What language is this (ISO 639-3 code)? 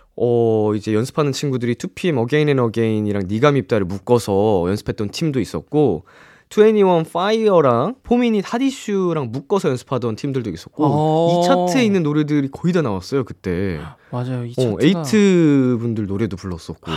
kor